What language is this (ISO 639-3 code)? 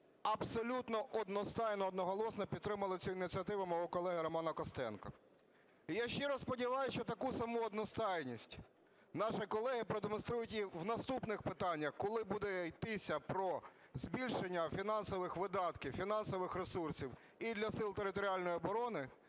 ukr